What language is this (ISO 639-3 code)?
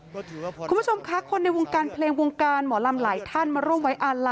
tha